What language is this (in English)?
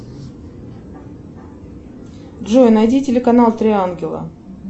Russian